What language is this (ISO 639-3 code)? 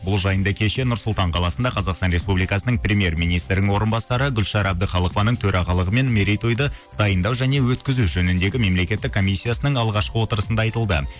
kaz